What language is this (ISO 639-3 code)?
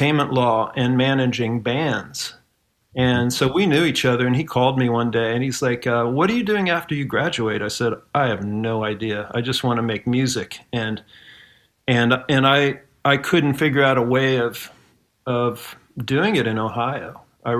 eng